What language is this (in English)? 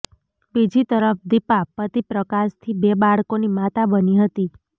Gujarati